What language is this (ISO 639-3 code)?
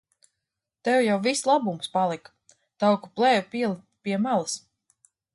lav